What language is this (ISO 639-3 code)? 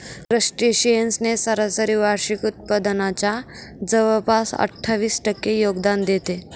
mar